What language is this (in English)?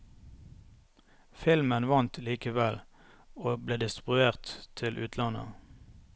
Norwegian